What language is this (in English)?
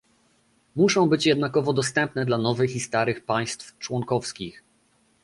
Polish